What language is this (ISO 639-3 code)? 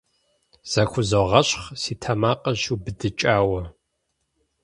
kbd